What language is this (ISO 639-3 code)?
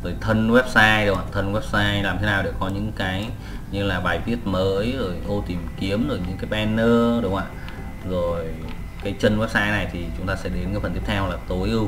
vie